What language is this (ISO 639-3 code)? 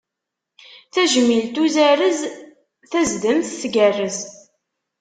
kab